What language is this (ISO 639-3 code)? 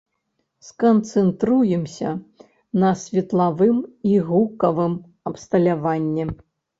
bel